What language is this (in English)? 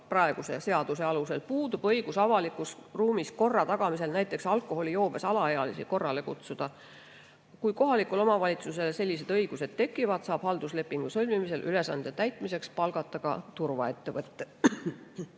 Estonian